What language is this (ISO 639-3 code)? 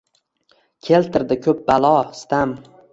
uzb